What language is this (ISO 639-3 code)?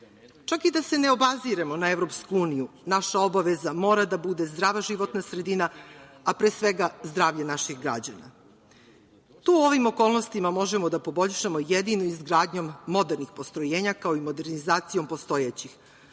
srp